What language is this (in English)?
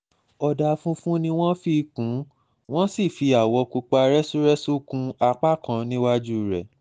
Yoruba